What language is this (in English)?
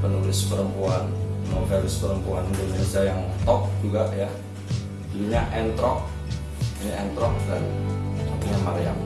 Indonesian